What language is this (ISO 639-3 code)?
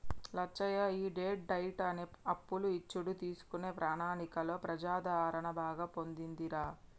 tel